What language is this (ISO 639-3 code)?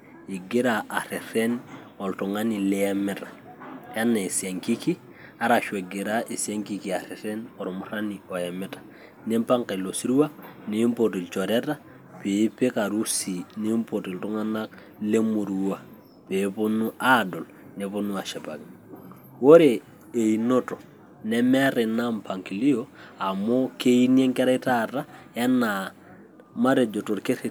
mas